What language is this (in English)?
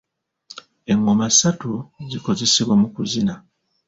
Ganda